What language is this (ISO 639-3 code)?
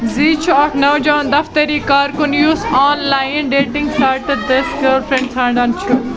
kas